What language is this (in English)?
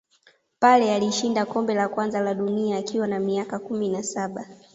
Swahili